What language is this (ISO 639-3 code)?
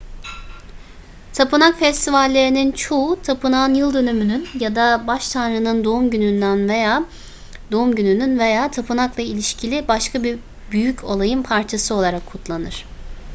tur